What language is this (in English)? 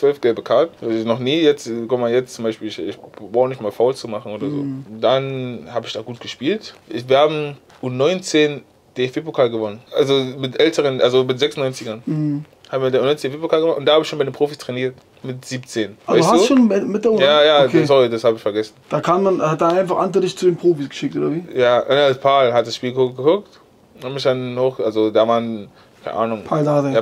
German